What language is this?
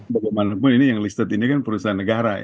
Indonesian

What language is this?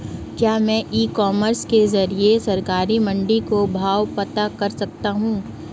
Hindi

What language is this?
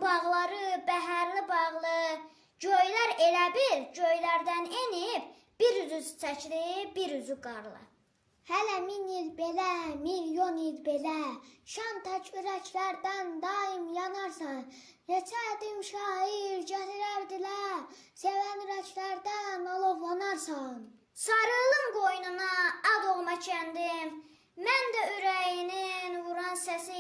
Turkish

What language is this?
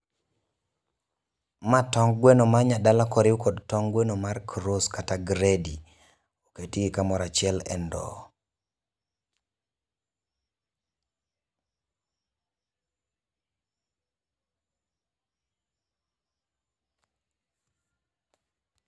Luo (Kenya and Tanzania)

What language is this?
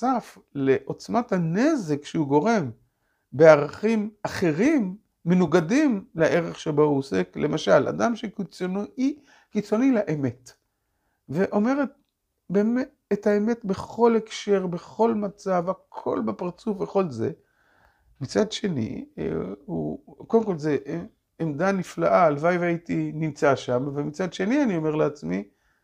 Hebrew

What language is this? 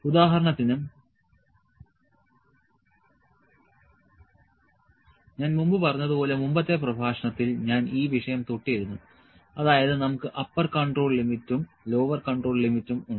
Malayalam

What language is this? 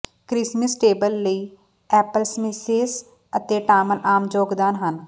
Punjabi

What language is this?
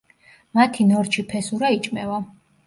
Georgian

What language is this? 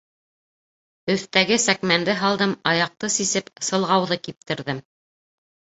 Bashkir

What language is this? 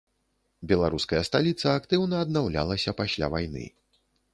Belarusian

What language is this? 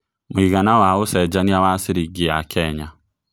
Kikuyu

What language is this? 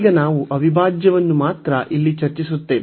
Kannada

